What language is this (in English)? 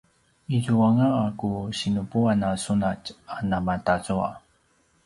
Paiwan